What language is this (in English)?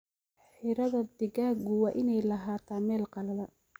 Somali